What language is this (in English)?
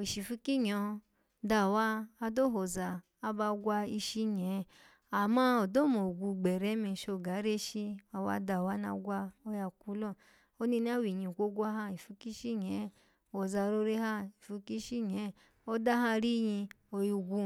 Alago